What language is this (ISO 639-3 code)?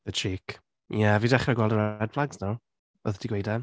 cym